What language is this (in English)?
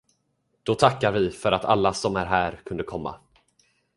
Swedish